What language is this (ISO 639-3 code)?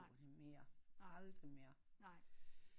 dan